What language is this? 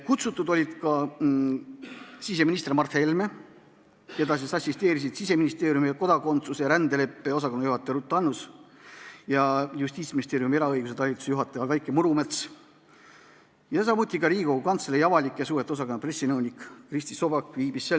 Estonian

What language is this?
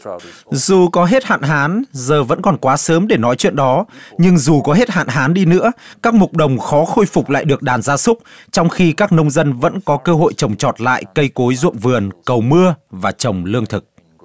Vietnamese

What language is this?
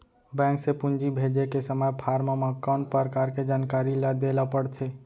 Chhattisgarhi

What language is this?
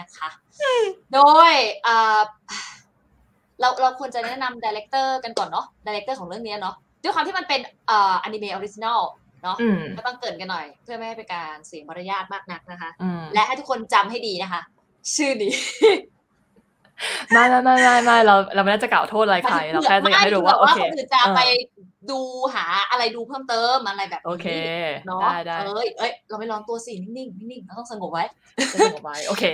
Thai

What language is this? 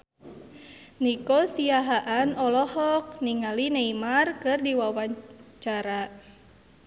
Sundanese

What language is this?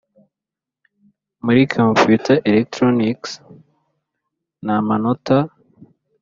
Kinyarwanda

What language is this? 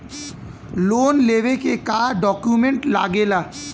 Bhojpuri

